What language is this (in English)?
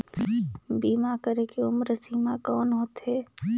Chhattisgarhi